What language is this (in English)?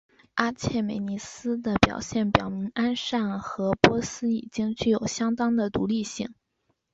Chinese